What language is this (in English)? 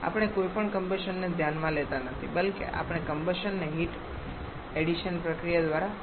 Gujarati